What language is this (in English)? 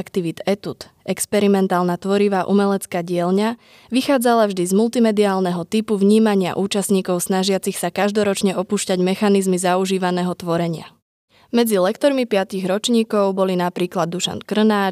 Slovak